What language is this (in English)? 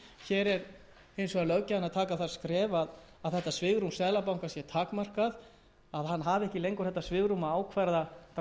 Icelandic